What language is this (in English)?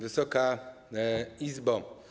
Polish